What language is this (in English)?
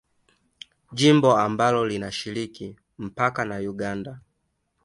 Swahili